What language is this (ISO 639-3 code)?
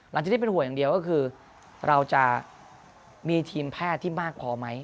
tha